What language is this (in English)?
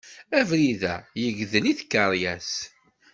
Kabyle